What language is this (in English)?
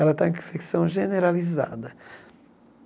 Portuguese